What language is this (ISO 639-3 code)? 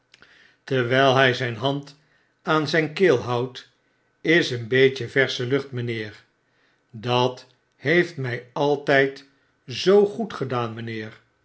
nld